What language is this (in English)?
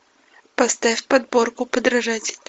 Russian